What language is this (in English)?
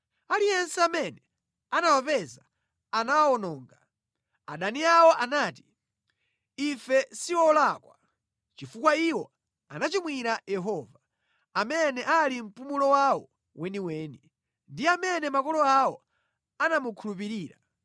Nyanja